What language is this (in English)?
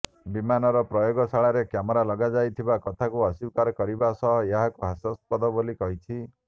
Odia